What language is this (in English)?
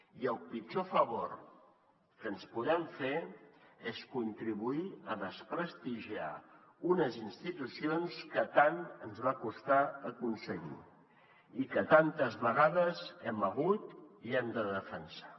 Catalan